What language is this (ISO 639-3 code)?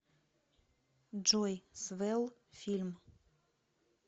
rus